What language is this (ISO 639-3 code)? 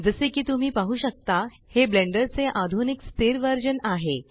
mar